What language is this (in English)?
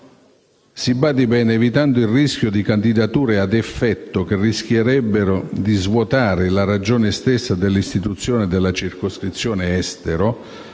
Italian